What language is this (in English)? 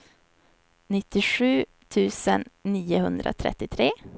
Swedish